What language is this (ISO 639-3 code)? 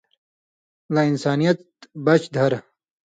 mvy